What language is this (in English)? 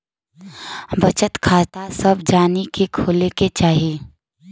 Bhojpuri